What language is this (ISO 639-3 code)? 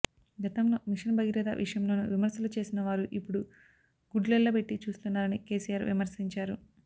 tel